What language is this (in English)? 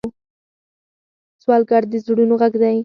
Pashto